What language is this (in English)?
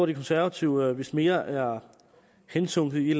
Danish